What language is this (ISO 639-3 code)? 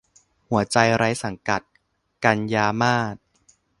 tha